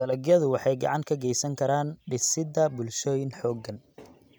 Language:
Somali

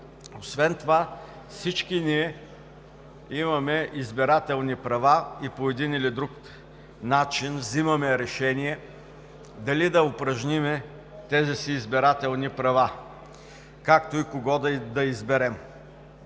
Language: Bulgarian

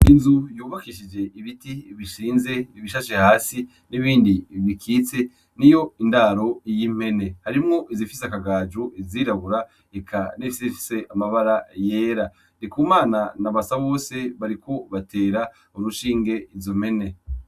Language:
Rundi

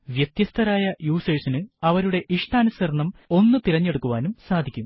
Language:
Malayalam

